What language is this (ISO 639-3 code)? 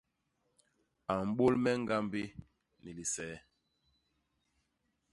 bas